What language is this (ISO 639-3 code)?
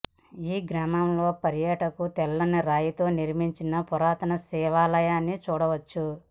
tel